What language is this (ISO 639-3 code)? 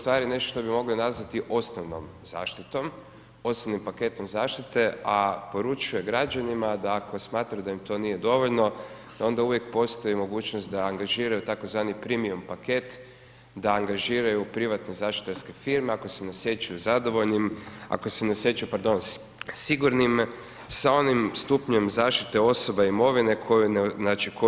hrv